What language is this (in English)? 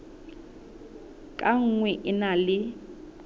Southern Sotho